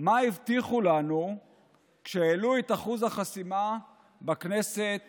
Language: Hebrew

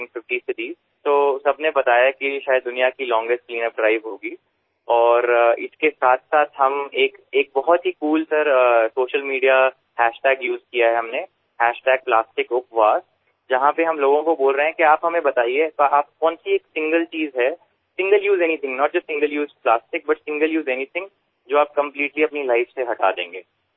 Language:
Bangla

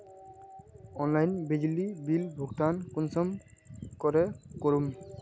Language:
Magahi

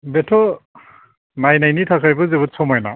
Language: Bodo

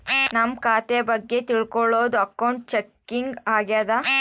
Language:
Kannada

